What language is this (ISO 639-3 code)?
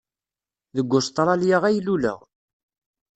kab